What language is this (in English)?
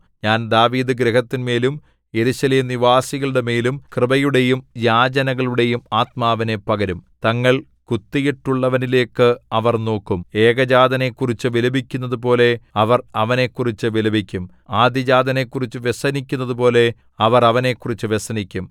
Malayalam